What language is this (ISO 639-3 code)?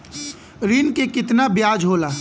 bho